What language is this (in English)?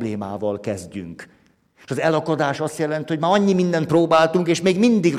Hungarian